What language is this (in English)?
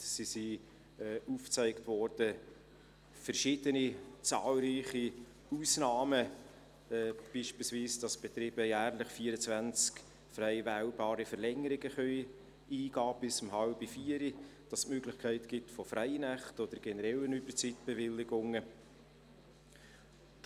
Swiss German